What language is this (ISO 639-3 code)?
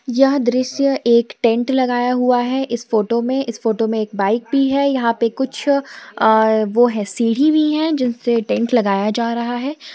hin